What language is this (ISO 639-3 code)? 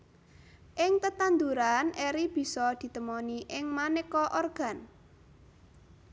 jav